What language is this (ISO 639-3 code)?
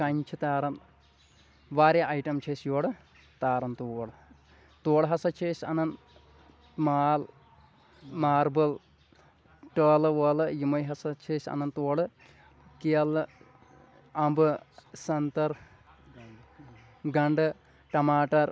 kas